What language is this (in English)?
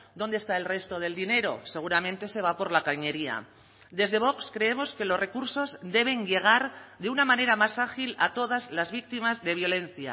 Spanish